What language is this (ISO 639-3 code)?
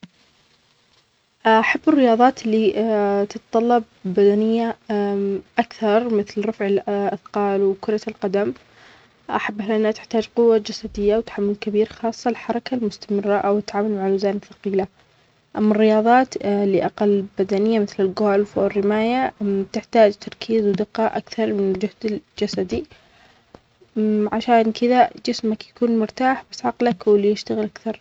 acx